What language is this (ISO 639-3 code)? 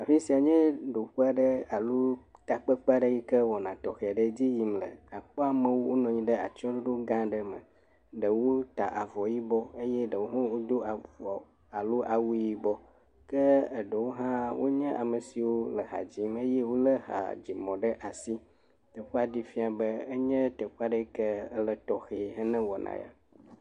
ewe